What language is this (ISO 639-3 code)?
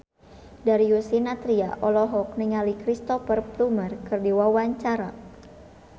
sun